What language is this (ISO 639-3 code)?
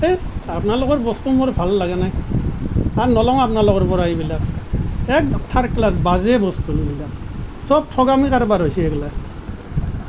asm